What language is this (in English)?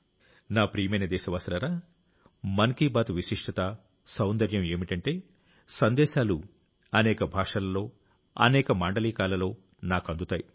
Telugu